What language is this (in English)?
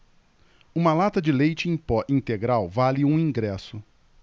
Portuguese